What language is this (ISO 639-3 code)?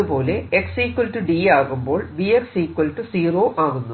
mal